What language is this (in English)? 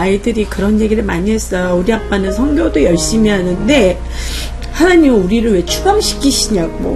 Korean